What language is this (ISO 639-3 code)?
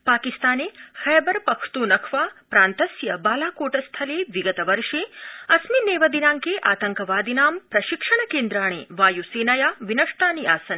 san